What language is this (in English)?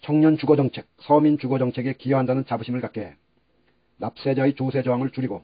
Korean